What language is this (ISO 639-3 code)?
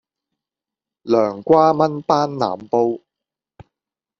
yue